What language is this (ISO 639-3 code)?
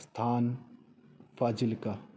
pan